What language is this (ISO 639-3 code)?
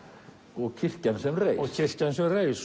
isl